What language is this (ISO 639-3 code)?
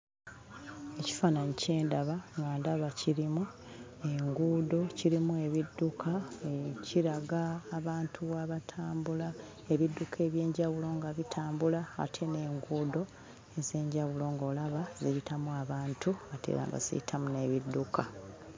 lug